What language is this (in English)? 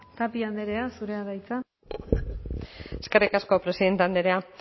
Basque